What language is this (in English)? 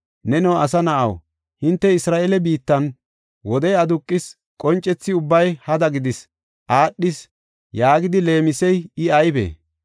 Gofa